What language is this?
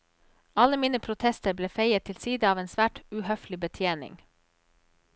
Norwegian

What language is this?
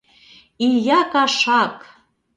Mari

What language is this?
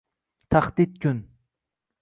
Uzbek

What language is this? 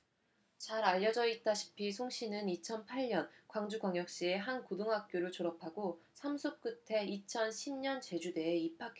Korean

